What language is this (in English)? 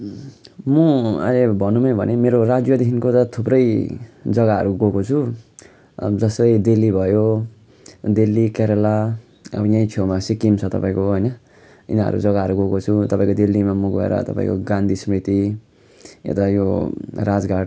Nepali